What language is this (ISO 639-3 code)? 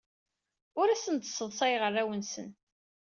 kab